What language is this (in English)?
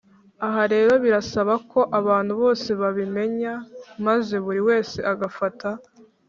Kinyarwanda